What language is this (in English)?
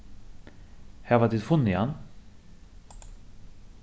Faroese